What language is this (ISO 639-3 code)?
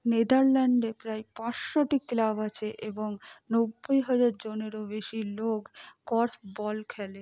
ben